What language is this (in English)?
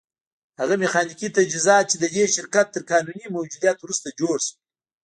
Pashto